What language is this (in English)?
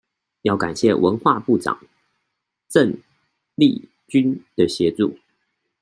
Chinese